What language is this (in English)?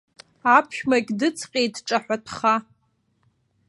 Abkhazian